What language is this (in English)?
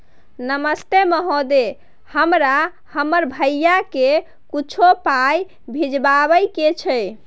Maithili